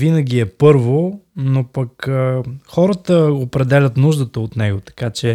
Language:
Bulgarian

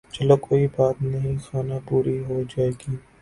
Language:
Urdu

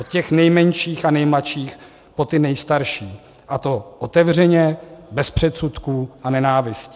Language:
Czech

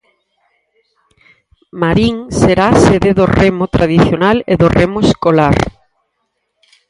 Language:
Galician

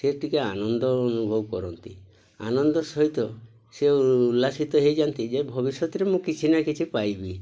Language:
Odia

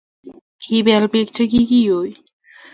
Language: Kalenjin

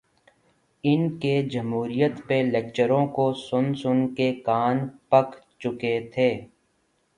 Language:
Urdu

